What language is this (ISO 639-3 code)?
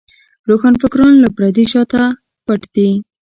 pus